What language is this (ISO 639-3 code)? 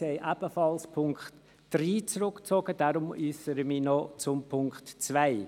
gsw